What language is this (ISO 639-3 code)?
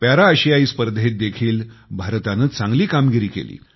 mar